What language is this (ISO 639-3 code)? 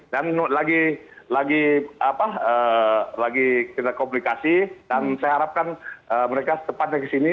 ind